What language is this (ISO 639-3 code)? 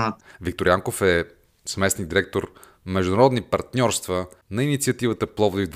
bul